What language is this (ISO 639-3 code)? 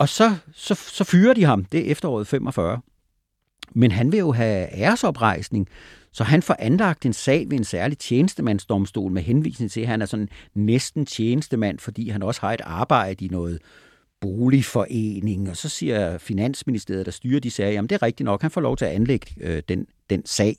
dan